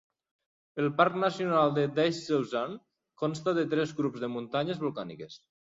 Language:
Catalan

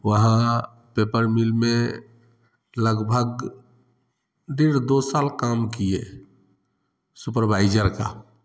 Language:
Hindi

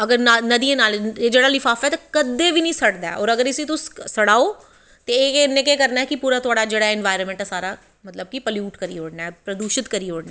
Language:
Dogri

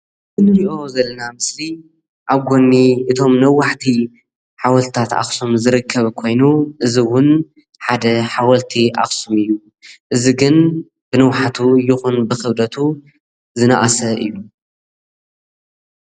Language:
Tigrinya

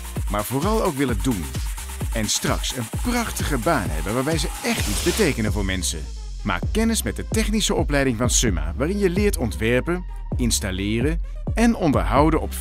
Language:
Dutch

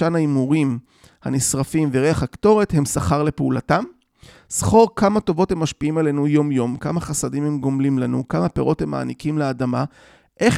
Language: Hebrew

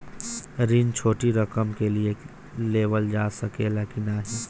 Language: Bhojpuri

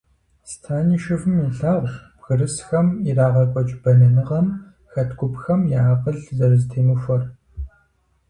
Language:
Kabardian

